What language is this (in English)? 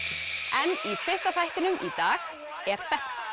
Icelandic